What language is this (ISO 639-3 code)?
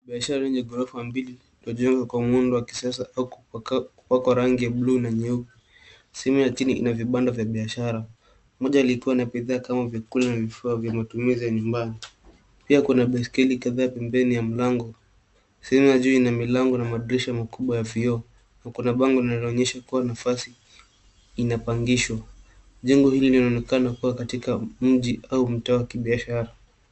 swa